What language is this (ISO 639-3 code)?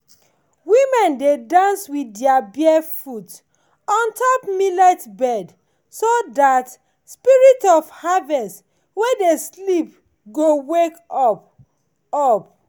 pcm